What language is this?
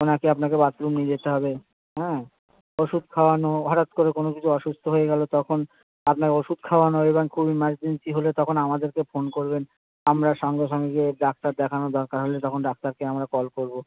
Bangla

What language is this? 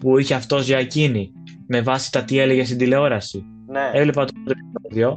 Greek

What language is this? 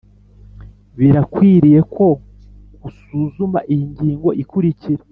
Kinyarwanda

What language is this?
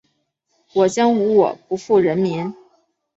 Chinese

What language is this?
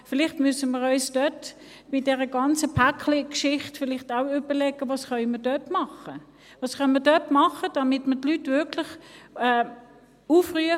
Swiss German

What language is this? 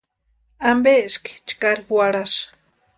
Western Highland Purepecha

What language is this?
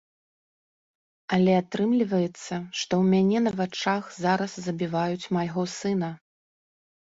Belarusian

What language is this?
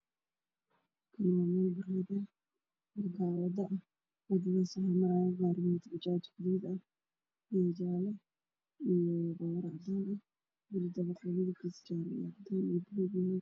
Somali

